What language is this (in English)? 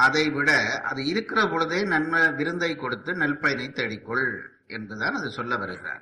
Tamil